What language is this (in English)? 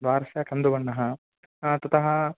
Sanskrit